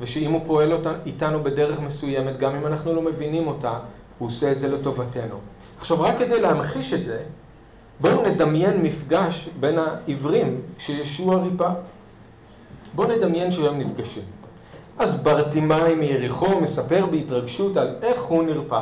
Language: Hebrew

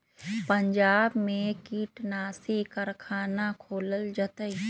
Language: Magahi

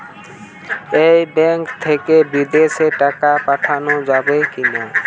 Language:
Bangla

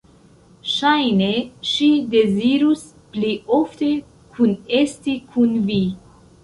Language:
Esperanto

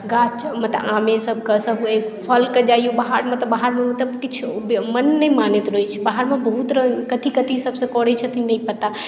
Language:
Maithili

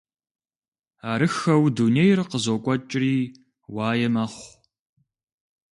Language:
Kabardian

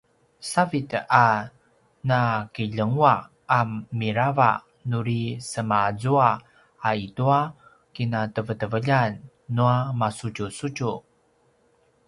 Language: Paiwan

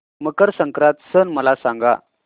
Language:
Marathi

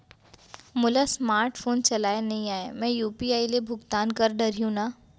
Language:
Chhattisgarhi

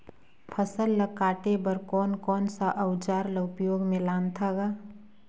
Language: Chhattisgarhi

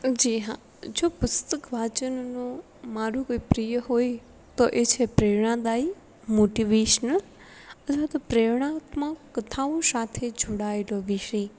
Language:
Gujarati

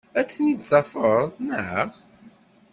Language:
Kabyle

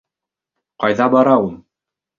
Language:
Bashkir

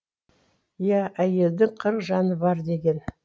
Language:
Kazakh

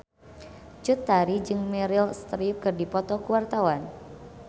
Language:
Sundanese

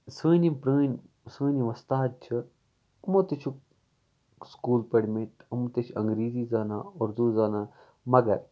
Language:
Kashmiri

